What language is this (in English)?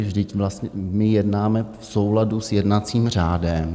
Czech